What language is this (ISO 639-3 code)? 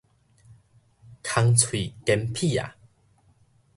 nan